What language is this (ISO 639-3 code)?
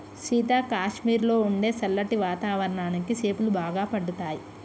tel